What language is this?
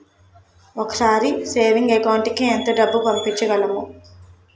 Telugu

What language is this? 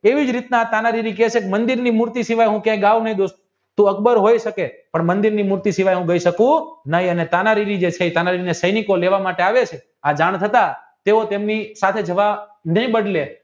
Gujarati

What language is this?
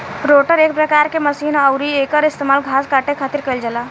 Bhojpuri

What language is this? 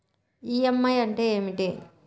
Telugu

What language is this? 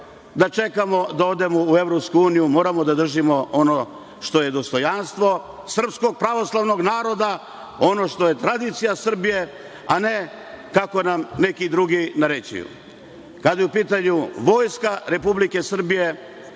Serbian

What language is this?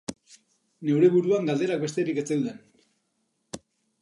Basque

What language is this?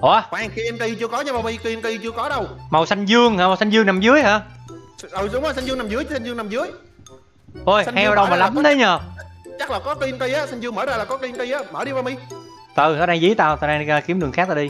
Vietnamese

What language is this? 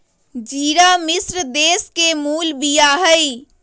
Magahi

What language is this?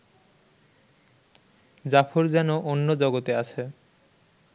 Bangla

